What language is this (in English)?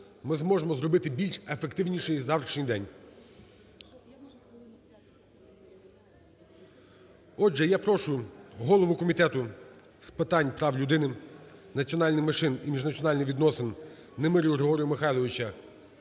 Ukrainian